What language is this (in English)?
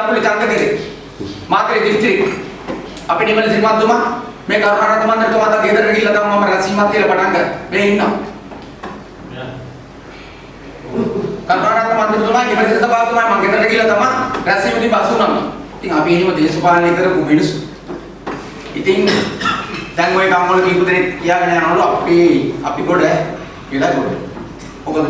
Indonesian